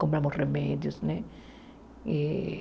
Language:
Portuguese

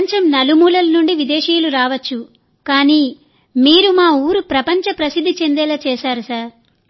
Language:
Telugu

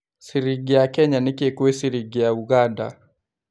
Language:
Kikuyu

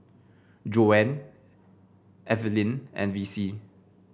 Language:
English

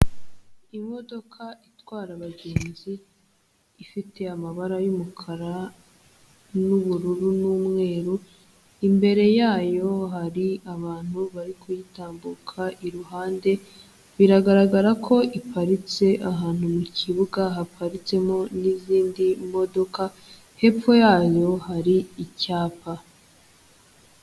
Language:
Kinyarwanda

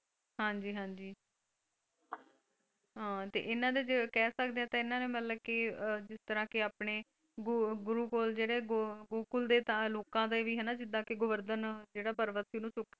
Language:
Punjabi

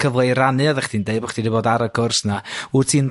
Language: Welsh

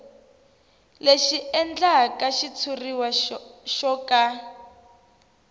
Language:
Tsonga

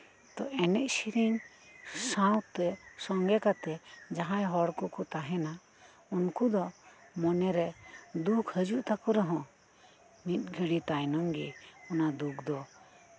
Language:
Santali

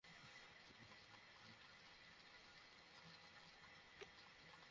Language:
Bangla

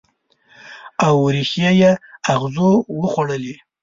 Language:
Pashto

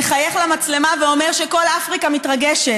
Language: Hebrew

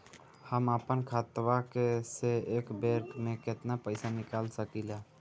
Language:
Bhojpuri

